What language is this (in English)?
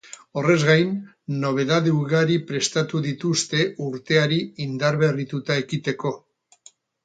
Basque